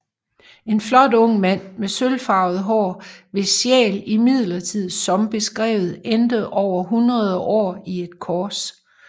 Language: Danish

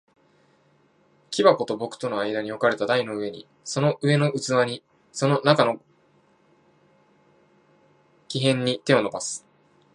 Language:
Japanese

